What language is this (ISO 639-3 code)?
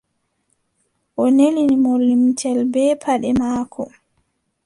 fub